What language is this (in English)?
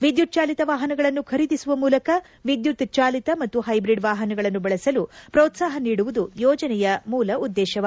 Kannada